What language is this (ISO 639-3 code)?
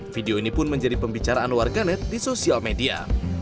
ind